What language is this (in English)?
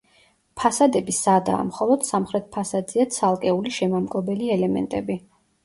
Georgian